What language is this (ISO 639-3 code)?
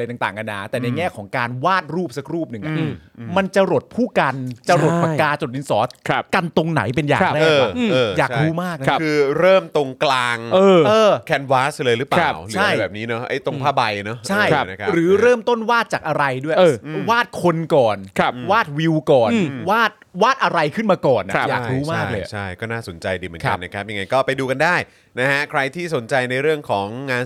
tha